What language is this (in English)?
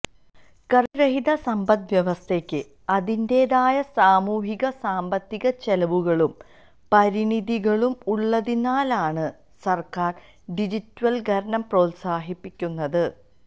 Malayalam